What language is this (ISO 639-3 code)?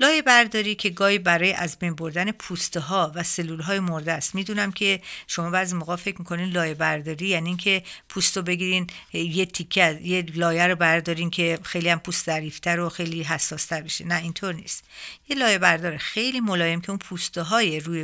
fas